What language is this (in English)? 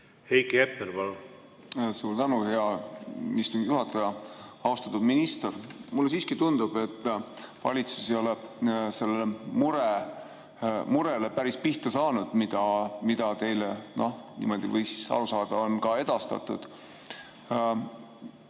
Estonian